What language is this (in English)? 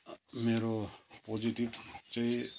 Nepali